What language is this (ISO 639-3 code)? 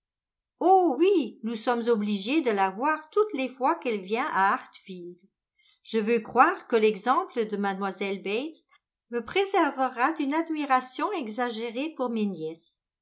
fra